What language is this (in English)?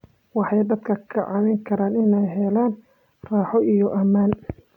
Somali